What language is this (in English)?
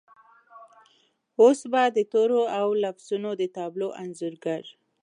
Pashto